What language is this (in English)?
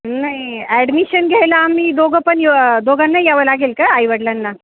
Marathi